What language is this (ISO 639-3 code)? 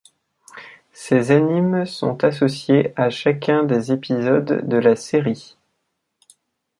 fra